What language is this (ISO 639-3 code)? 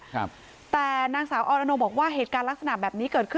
tha